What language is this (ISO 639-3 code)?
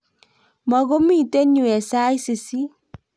kln